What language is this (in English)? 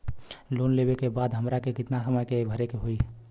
Bhojpuri